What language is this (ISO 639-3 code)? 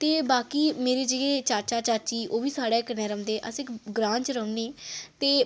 doi